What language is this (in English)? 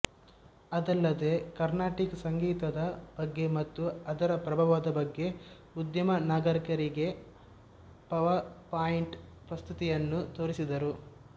Kannada